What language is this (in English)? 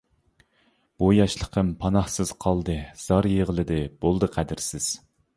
Uyghur